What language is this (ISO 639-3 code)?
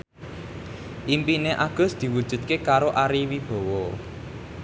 jav